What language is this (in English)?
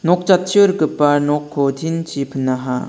Garo